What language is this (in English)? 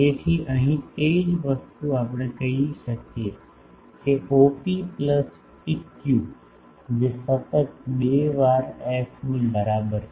Gujarati